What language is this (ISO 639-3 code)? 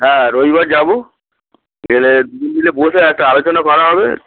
ben